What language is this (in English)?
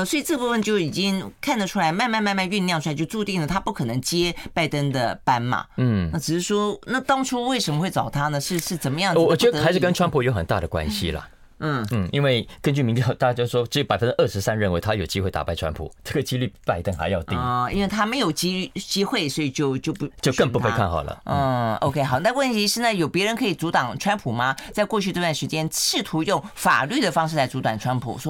Chinese